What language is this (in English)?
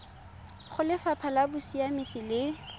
Tswana